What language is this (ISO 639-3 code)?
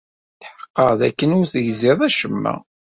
kab